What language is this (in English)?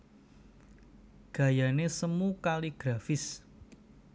Javanese